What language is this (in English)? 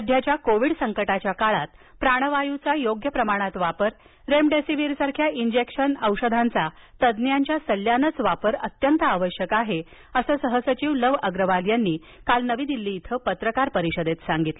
Marathi